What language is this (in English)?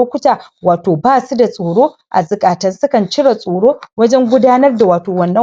Hausa